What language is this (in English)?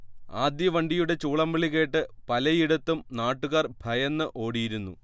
Malayalam